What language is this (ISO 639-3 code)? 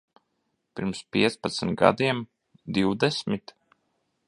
lav